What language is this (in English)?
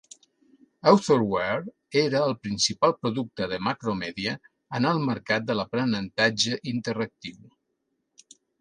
Catalan